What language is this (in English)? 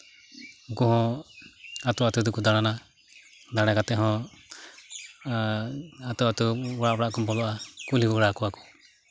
Santali